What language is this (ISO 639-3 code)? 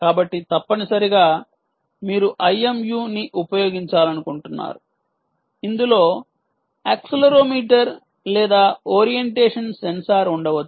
tel